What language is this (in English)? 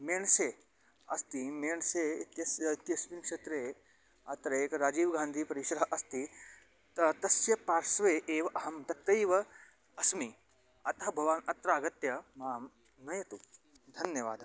Sanskrit